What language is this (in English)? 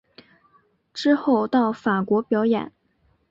Chinese